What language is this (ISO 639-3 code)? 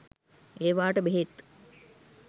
sin